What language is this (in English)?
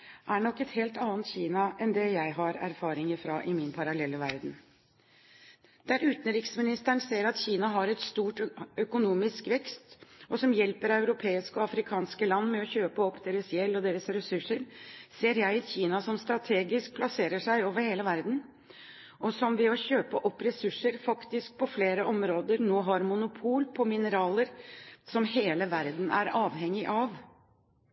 Norwegian Bokmål